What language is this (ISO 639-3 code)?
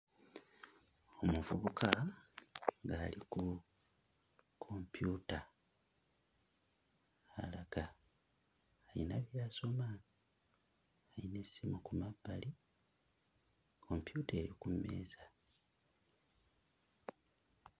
lug